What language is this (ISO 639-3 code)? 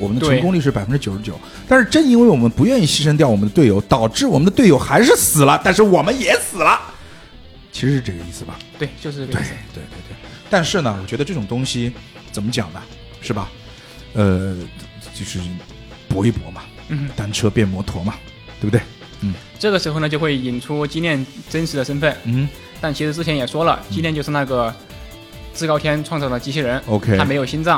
zho